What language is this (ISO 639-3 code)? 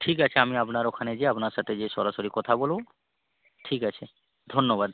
ben